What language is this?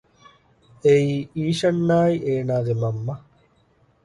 Divehi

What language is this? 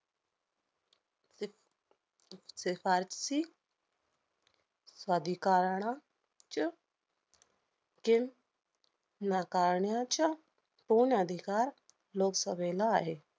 Marathi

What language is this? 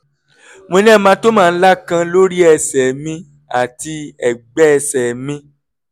Yoruba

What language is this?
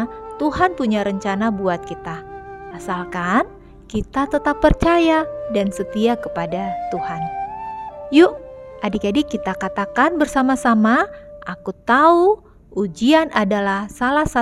Indonesian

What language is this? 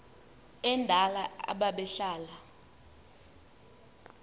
Xhosa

